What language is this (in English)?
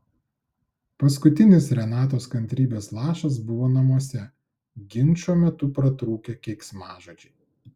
Lithuanian